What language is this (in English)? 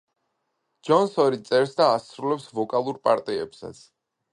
Georgian